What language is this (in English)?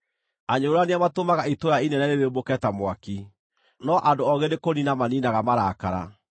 Kikuyu